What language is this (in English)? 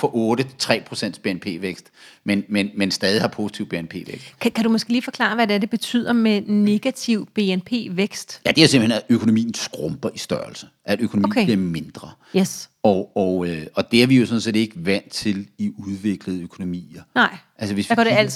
Danish